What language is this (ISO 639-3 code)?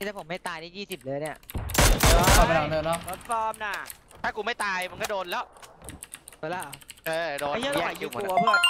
tha